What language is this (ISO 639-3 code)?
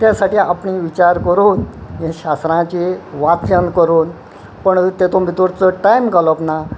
kok